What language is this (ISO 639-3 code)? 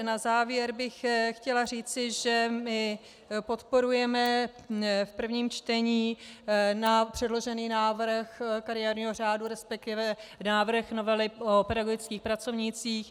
ces